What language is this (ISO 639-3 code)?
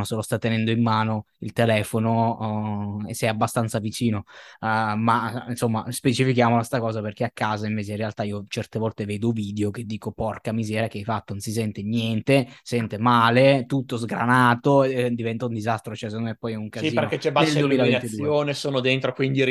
ita